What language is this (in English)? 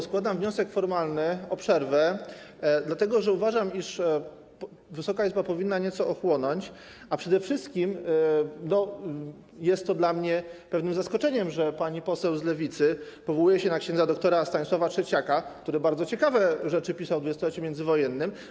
Polish